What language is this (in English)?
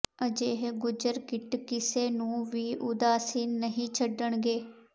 Punjabi